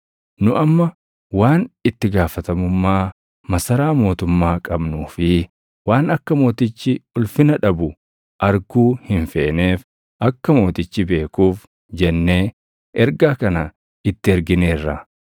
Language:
Oromo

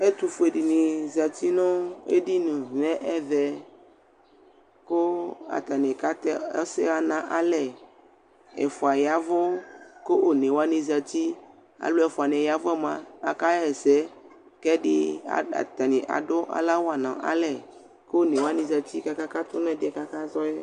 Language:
Ikposo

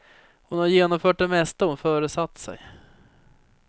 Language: Swedish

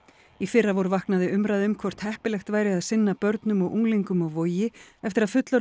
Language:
Icelandic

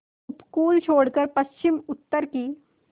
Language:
Hindi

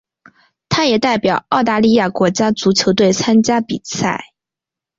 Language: Chinese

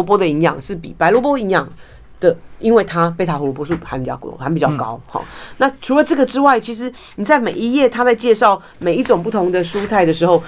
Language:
Chinese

